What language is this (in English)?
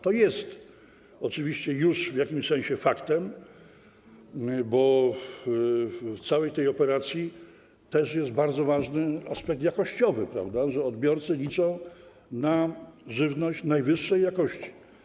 Polish